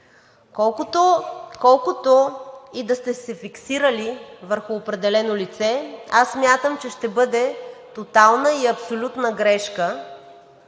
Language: Bulgarian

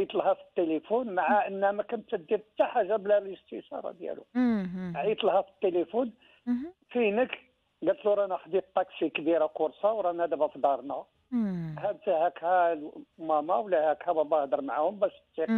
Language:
Arabic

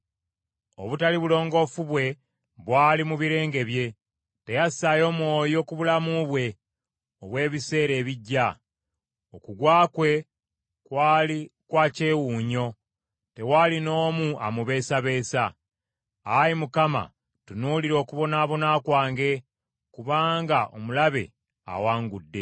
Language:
Ganda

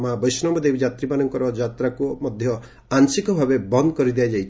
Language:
Odia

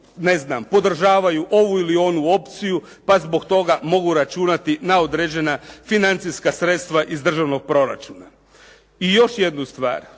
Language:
Croatian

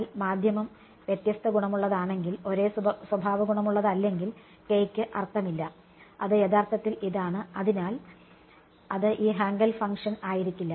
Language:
Malayalam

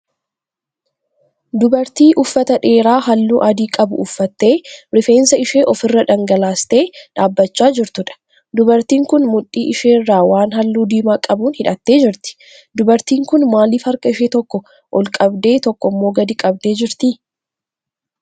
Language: Oromo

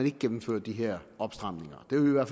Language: Danish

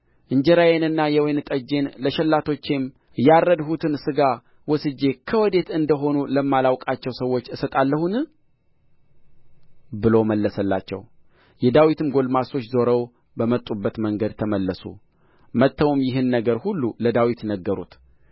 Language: Amharic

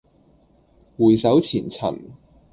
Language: Cantonese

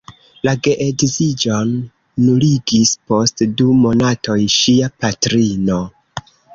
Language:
Esperanto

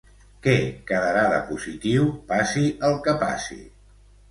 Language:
Catalan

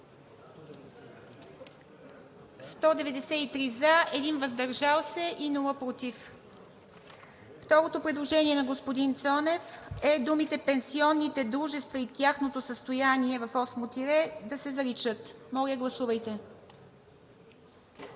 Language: Bulgarian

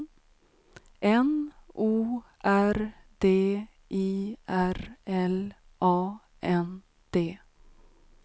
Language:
Swedish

